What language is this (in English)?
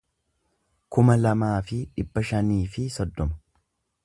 Oromo